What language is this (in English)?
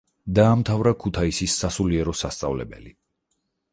Georgian